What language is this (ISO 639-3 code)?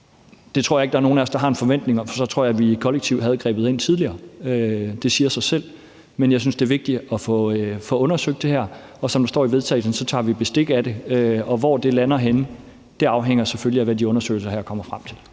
dan